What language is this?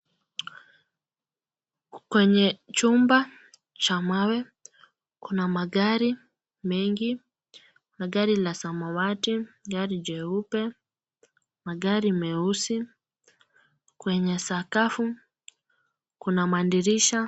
Swahili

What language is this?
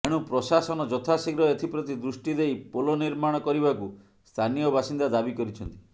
Odia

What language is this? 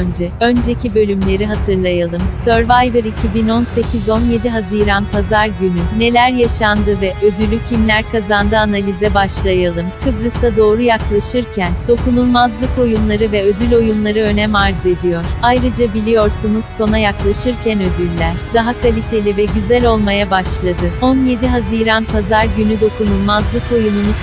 Turkish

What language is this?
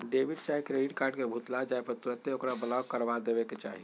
Magahi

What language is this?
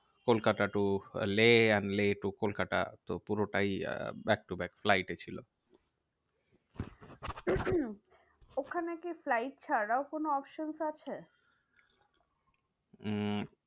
Bangla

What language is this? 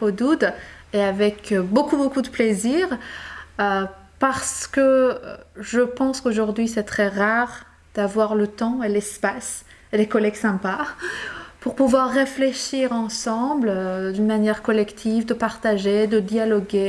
French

